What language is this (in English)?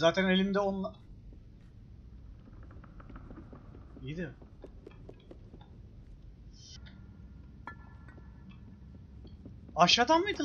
Turkish